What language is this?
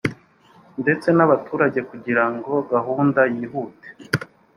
Kinyarwanda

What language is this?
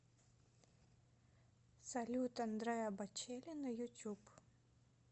Russian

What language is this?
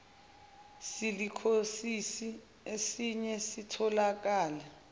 Zulu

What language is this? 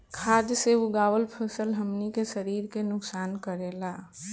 Bhojpuri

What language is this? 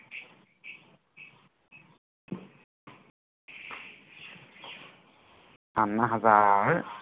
Assamese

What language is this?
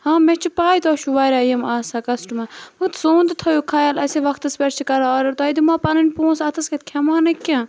Kashmiri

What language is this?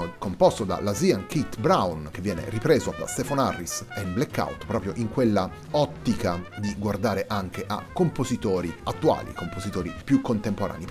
Italian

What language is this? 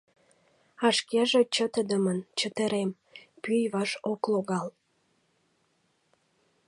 Mari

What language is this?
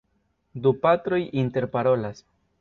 Esperanto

